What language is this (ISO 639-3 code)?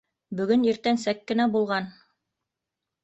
bak